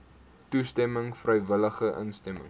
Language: Afrikaans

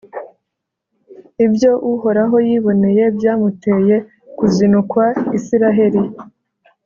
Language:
Kinyarwanda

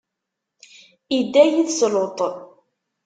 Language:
Kabyle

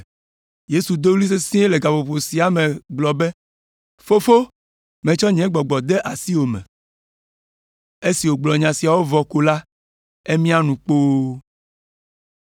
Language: Ewe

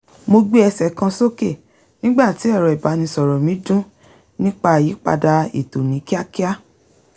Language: Yoruba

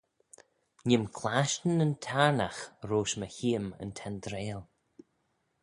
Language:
Manx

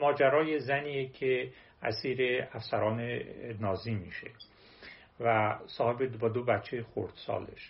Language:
Persian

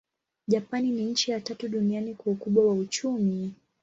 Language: Swahili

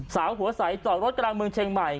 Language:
Thai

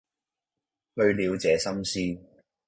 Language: Cantonese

